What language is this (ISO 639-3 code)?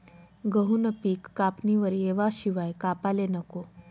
mar